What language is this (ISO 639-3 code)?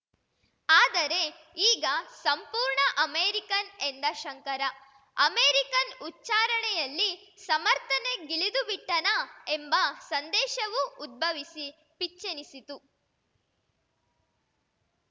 kan